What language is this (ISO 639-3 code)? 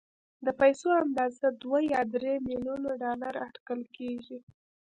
pus